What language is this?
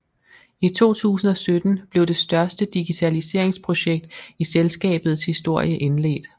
Danish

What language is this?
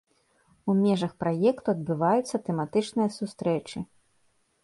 Belarusian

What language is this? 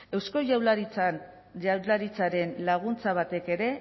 Basque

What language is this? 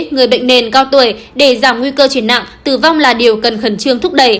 Vietnamese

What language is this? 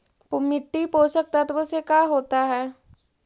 Magahi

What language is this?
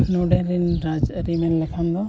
Santali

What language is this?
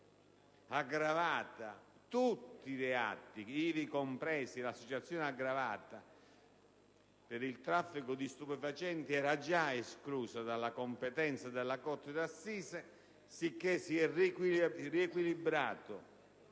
Italian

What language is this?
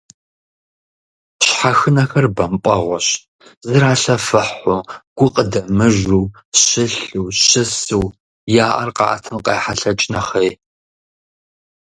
Kabardian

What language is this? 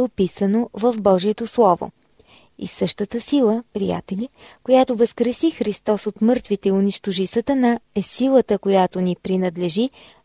Bulgarian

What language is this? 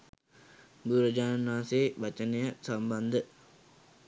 Sinhala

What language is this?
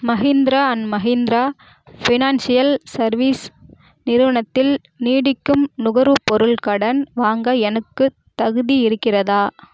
Tamil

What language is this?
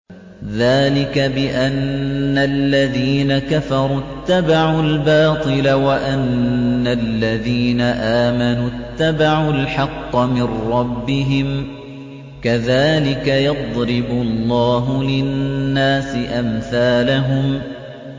Arabic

